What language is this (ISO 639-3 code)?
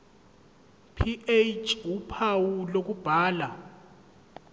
zul